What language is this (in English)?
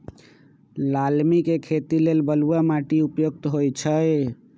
Magahi